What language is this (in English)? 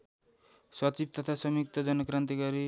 Nepali